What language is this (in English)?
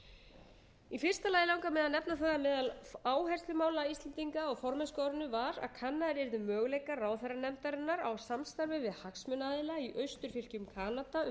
Icelandic